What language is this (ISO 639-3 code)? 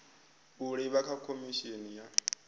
ven